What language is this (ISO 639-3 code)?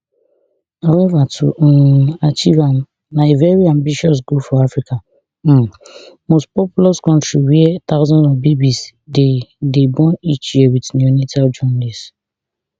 pcm